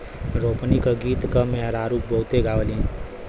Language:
Bhojpuri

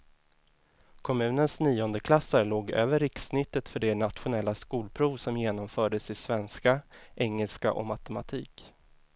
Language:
Swedish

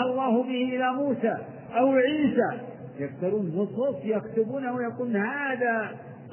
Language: Arabic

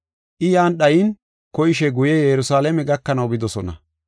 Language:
Gofa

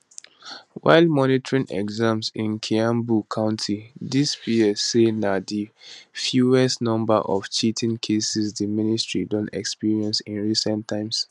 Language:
Nigerian Pidgin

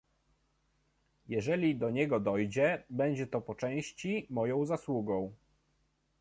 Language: Polish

